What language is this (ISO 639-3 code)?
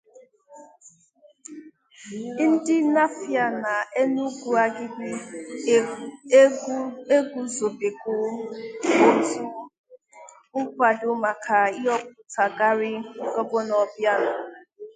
ibo